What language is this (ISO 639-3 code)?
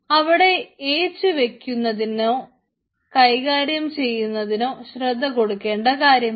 mal